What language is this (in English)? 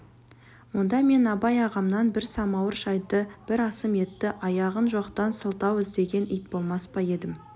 Kazakh